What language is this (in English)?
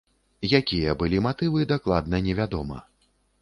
Belarusian